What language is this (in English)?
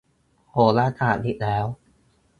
Thai